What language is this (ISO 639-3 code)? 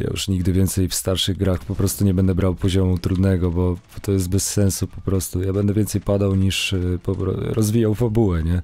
pol